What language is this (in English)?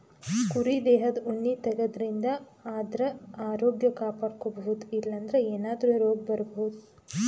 Kannada